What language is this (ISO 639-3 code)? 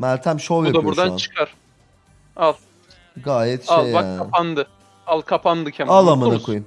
tur